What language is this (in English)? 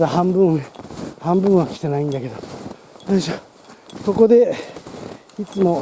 Japanese